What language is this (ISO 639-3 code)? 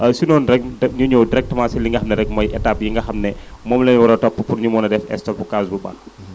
wol